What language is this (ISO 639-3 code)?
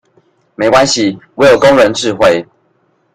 zho